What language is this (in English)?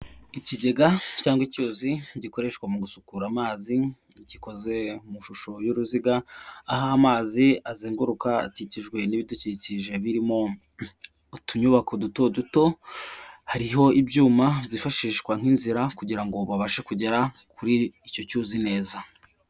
Kinyarwanda